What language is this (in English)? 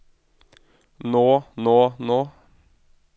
Norwegian